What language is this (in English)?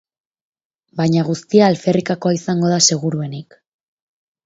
Basque